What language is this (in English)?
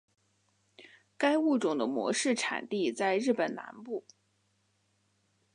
Chinese